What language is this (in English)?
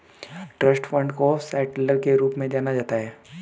Hindi